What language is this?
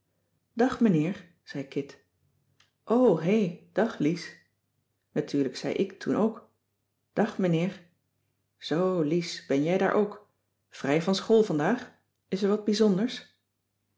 Dutch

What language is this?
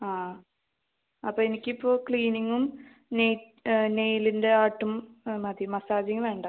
Malayalam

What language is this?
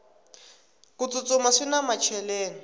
Tsonga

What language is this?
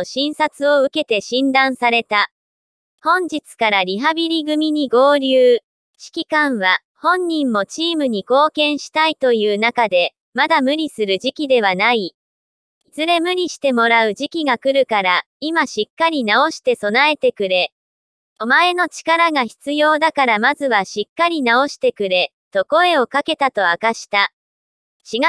Japanese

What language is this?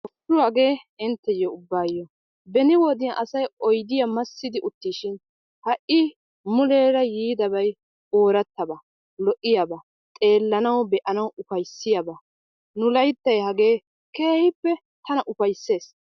Wolaytta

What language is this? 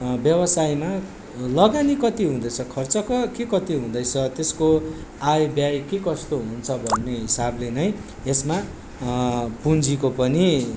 Nepali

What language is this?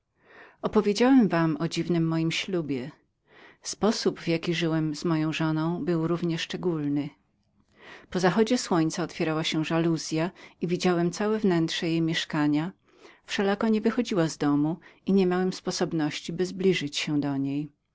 Polish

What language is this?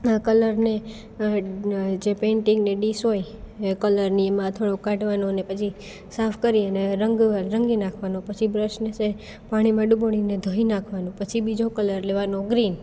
Gujarati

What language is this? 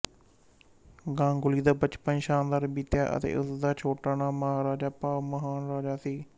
Punjabi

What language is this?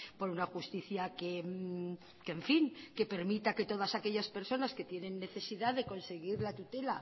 Spanish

